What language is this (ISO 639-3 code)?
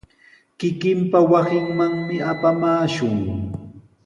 qws